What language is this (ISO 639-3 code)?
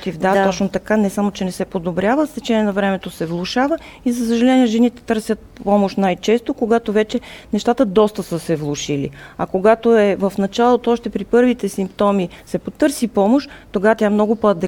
bul